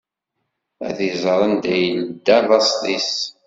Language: Kabyle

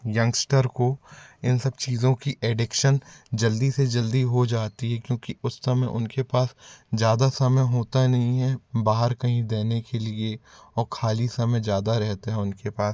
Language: Hindi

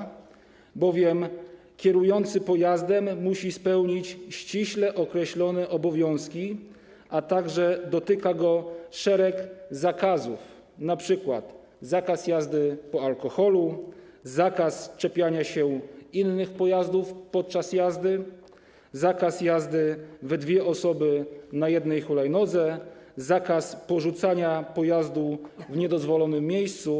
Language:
Polish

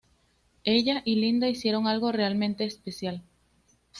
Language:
Spanish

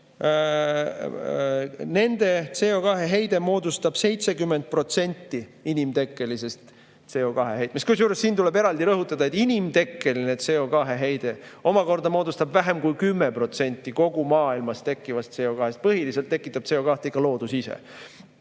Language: Estonian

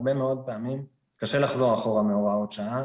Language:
Hebrew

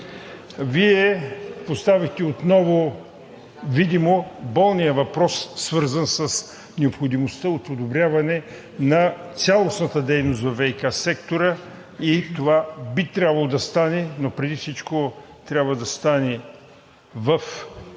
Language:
Bulgarian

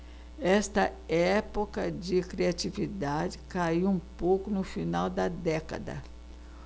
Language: Portuguese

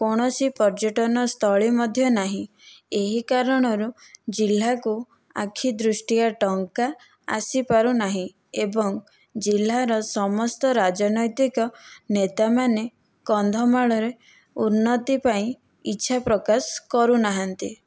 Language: Odia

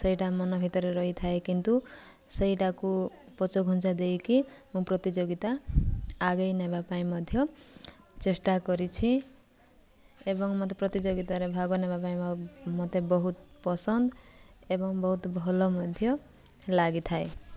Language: Odia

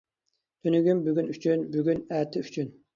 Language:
Uyghur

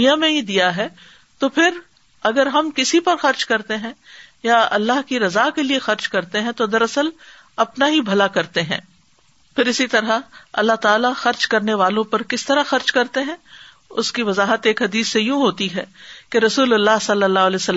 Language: Urdu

